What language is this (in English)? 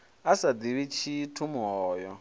Venda